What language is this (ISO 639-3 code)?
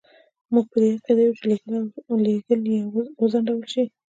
pus